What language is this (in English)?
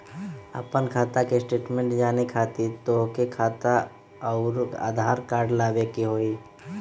Magahi